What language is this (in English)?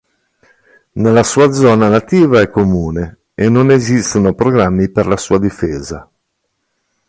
Italian